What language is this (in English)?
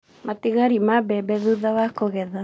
Kikuyu